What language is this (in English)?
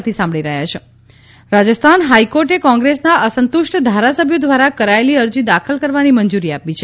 Gujarati